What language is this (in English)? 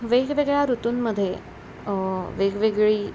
Marathi